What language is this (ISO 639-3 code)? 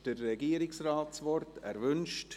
gsw